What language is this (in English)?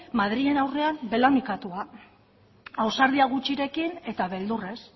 Basque